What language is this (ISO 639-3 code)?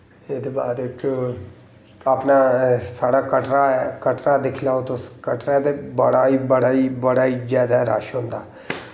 doi